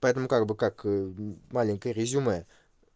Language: Russian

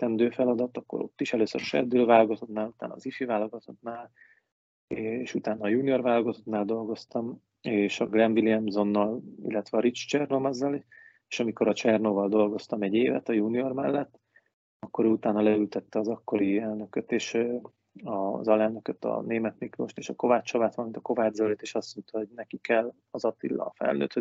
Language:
Hungarian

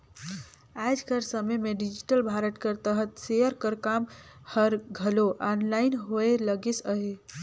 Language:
Chhattisgarhi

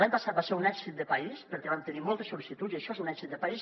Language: Catalan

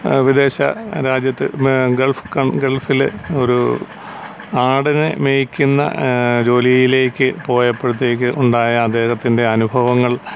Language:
Malayalam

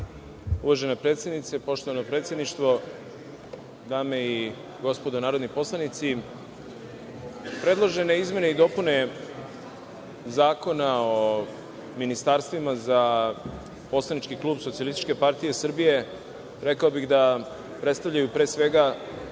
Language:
Serbian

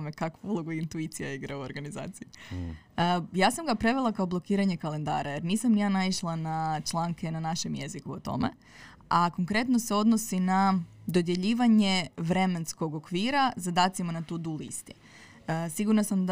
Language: Croatian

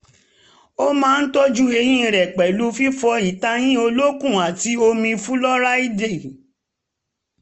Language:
Yoruba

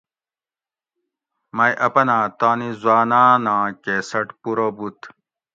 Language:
Gawri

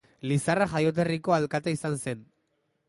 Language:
Basque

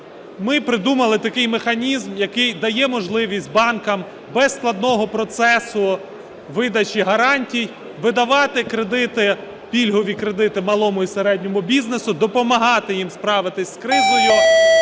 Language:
Ukrainian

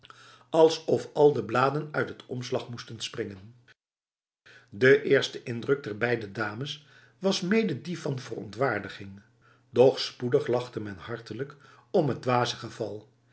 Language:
Dutch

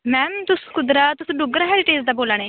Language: Dogri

